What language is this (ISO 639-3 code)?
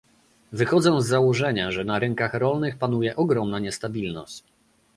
pol